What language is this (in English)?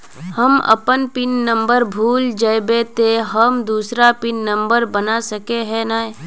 Magahi